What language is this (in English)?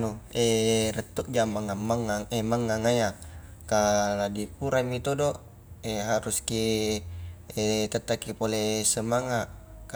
Highland Konjo